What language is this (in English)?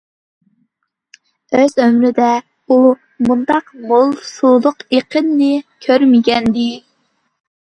Uyghur